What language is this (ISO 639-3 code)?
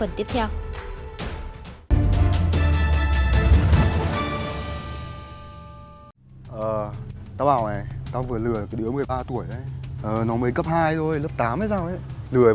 vie